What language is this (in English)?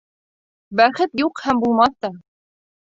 Bashkir